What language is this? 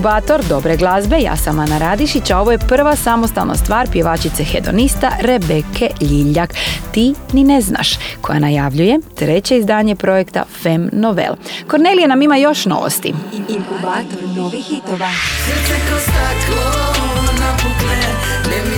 Croatian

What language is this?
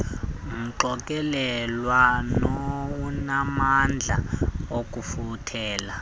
Xhosa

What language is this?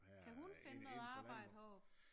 Danish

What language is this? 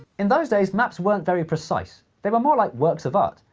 English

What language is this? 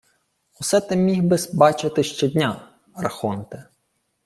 Ukrainian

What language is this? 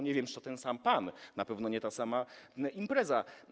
Polish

